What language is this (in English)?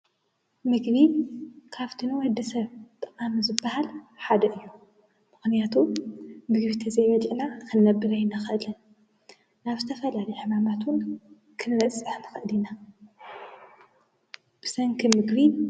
Tigrinya